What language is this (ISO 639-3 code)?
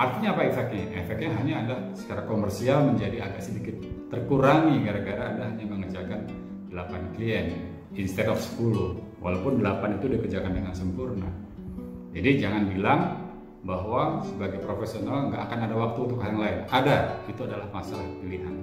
ind